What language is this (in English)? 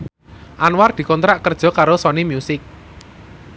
Javanese